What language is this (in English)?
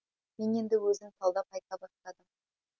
Kazakh